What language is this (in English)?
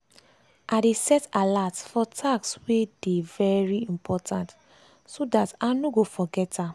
Nigerian Pidgin